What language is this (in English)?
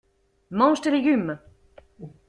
French